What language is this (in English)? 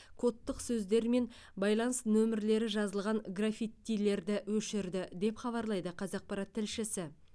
Kazakh